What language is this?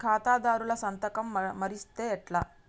Telugu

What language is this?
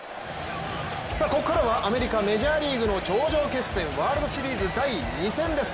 Japanese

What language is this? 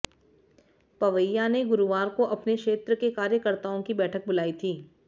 Hindi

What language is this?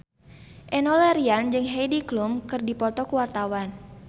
Sundanese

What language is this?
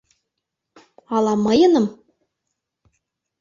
Mari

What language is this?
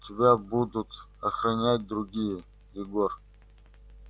Russian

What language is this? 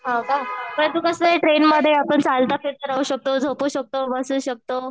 Marathi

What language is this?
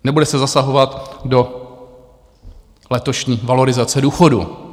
Czech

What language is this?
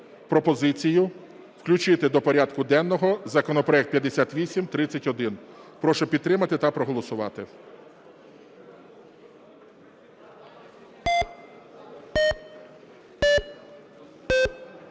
Ukrainian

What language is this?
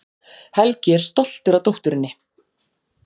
Icelandic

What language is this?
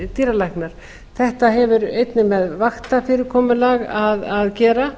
Icelandic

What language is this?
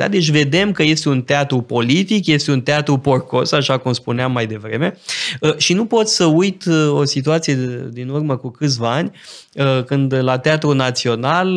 Romanian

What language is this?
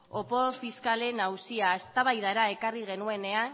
Basque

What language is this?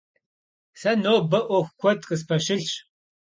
Kabardian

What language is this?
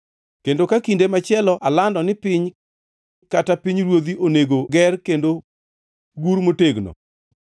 Luo (Kenya and Tanzania)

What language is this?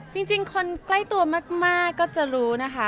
Thai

